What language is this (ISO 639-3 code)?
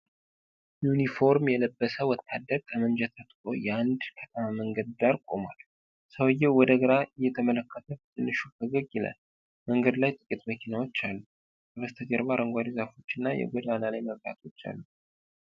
amh